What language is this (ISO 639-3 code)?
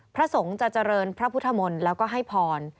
tha